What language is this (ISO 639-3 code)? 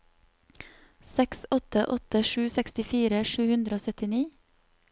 nor